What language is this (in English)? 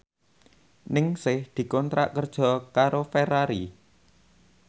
Javanese